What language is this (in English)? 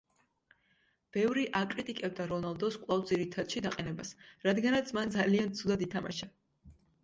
Georgian